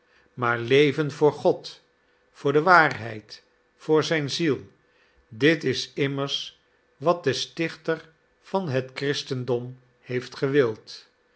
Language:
Dutch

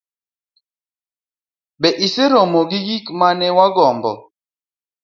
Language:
Luo (Kenya and Tanzania)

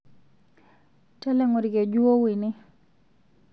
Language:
Masai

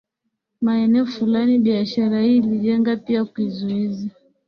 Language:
Swahili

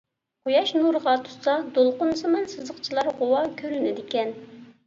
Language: Uyghur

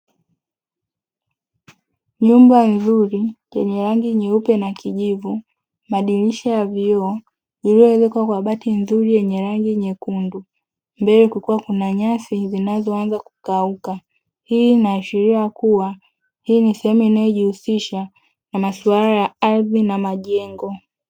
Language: Swahili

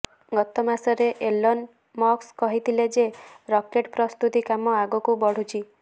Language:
Odia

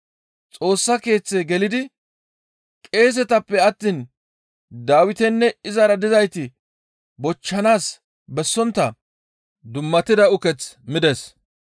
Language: Gamo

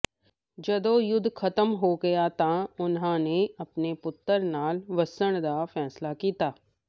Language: Punjabi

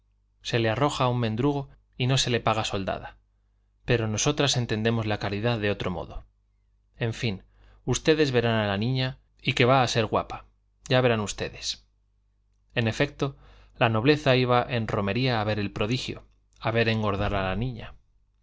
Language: Spanish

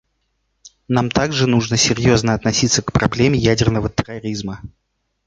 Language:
Russian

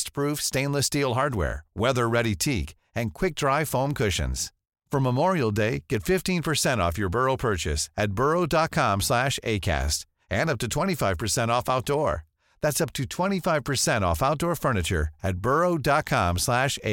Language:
Filipino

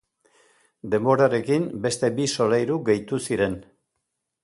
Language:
Basque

